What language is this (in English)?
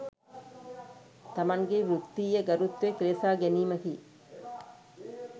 Sinhala